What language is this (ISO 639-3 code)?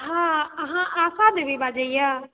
mai